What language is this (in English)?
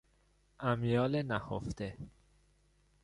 Persian